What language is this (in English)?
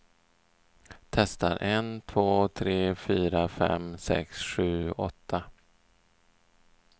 Swedish